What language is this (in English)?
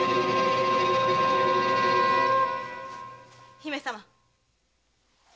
Japanese